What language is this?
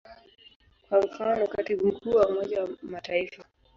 Swahili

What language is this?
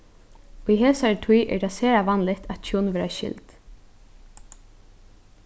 Faroese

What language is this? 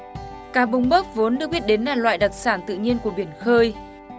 Vietnamese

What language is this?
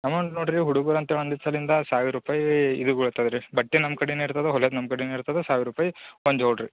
Kannada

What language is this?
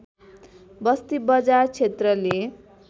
Nepali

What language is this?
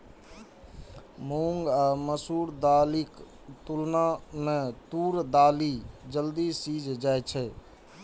Maithili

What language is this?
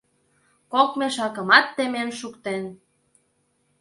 Mari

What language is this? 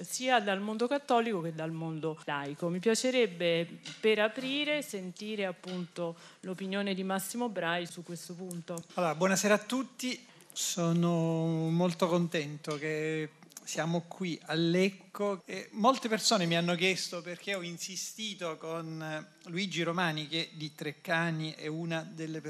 Italian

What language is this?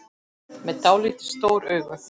Icelandic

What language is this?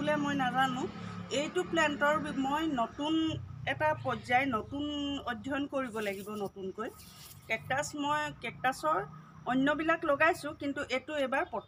Bangla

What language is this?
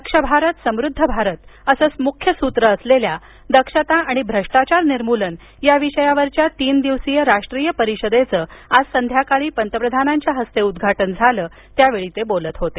Marathi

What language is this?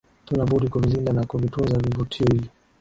Swahili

